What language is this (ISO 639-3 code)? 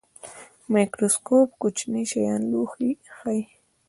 pus